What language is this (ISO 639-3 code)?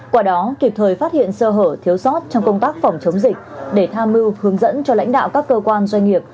vie